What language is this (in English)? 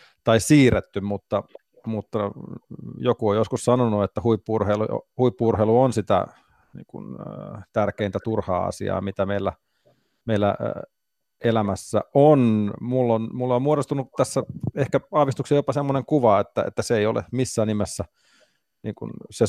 Finnish